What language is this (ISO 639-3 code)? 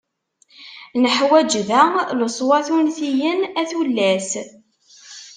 kab